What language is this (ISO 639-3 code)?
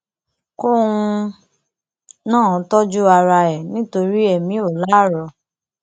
yor